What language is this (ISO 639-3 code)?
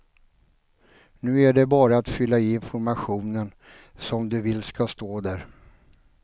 swe